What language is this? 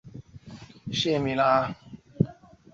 Chinese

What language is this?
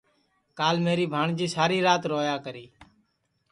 Sansi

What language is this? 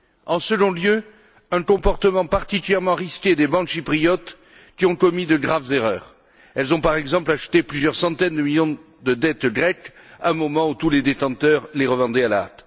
French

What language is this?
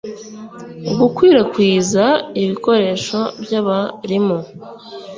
Kinyarwanda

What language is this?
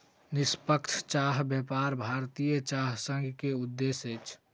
Maithili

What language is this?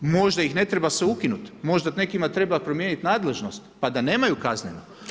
Croatian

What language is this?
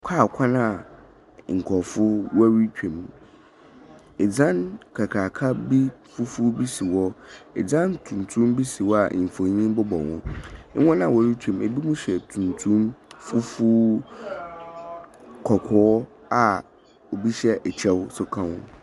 Akan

